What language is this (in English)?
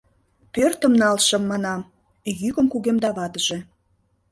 Mari